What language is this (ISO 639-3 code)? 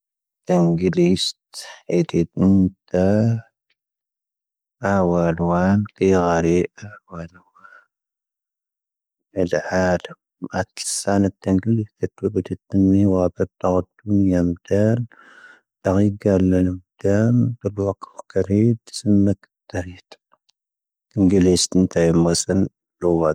thv